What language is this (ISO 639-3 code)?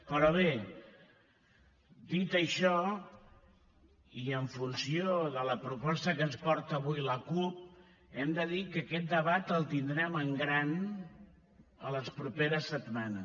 cat